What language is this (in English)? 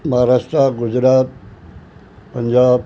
Sindhi